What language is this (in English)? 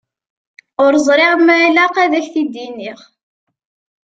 Kabyle